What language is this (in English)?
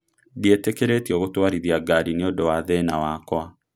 Kikuyu